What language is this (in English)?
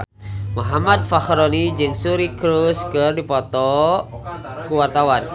Sundanese